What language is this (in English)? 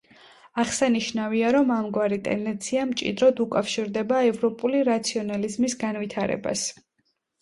Georgian